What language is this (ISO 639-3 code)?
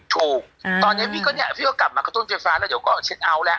tha